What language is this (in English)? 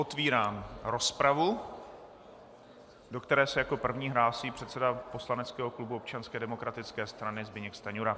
Czech